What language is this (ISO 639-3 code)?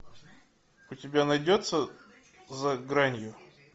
rus